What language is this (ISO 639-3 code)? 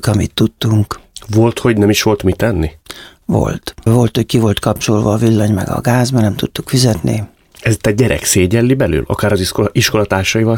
hun